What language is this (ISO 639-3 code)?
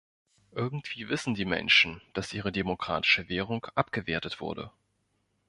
deu